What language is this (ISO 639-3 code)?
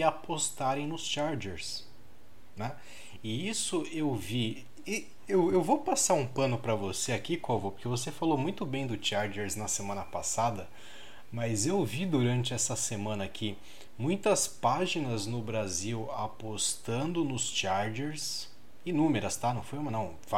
por